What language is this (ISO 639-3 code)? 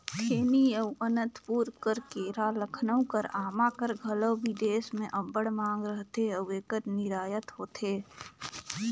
hne